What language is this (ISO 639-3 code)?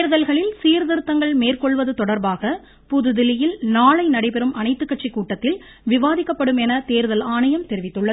tam